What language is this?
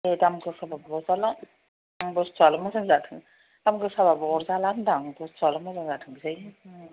Bodo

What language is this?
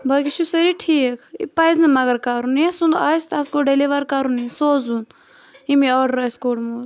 Kashmiri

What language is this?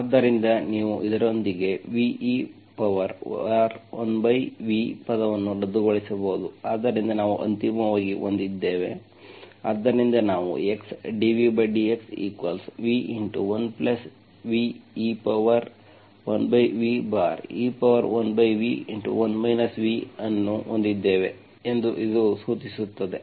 Kannada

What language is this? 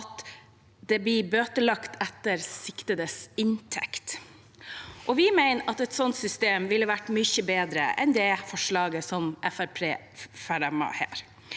Norwegian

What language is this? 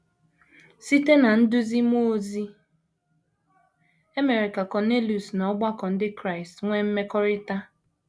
Igbo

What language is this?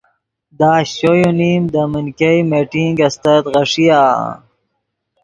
Yidgha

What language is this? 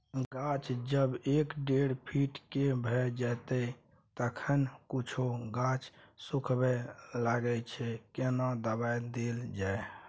Maithili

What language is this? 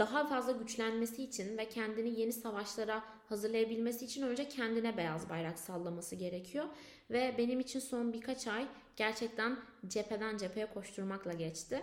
Turkish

